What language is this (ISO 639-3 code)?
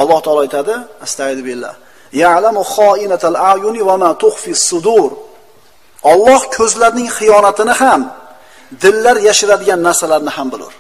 tur